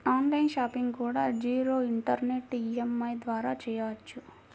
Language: Telugu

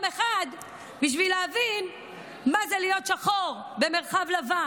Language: Hebrew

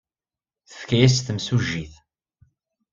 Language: Kabyle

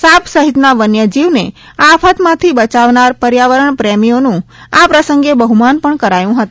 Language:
Gujarati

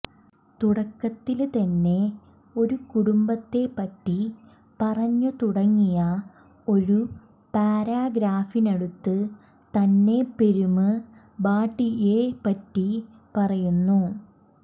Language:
Malayalam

